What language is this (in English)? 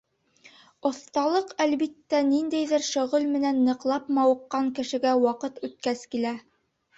Bashkir